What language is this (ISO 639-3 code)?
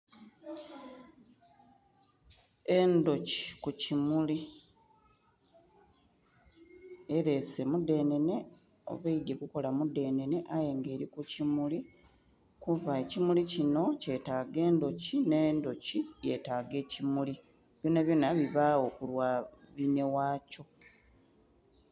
xog